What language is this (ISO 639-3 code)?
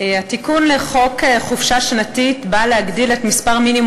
heb